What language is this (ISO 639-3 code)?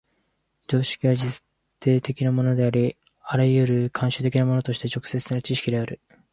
jpn